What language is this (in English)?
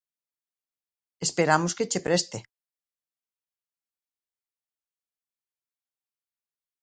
Galician